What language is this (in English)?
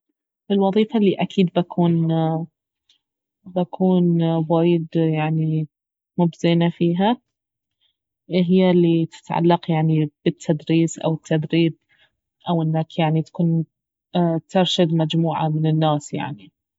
Baharna Arabic